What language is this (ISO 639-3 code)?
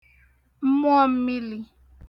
ibo